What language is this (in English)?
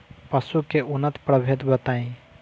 Bhojpuri